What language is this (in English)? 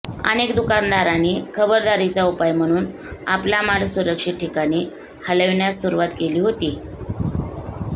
Marathi